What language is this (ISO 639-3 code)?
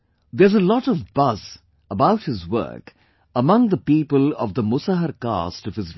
eng